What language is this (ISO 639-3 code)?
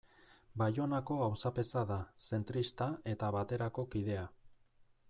eus